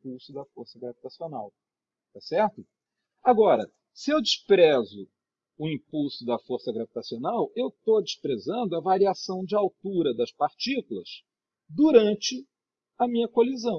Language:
Portuguese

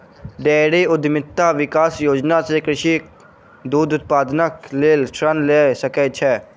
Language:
Maithili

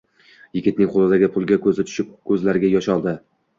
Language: Uzbek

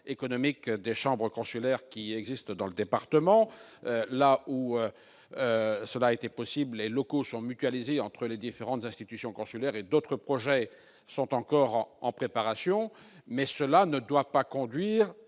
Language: French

